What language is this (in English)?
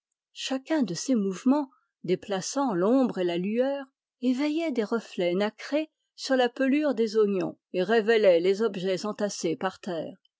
French